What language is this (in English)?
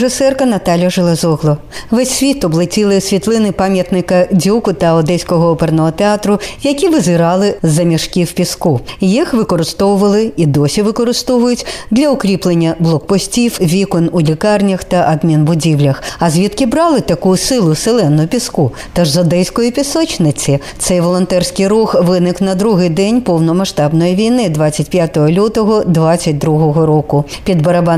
Ukrainian